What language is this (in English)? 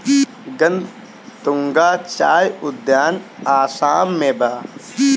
Bhojpuri